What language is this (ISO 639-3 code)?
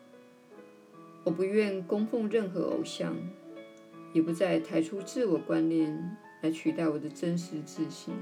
zho